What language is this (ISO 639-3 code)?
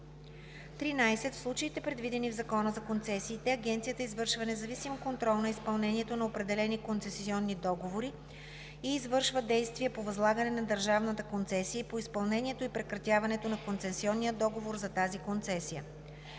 bul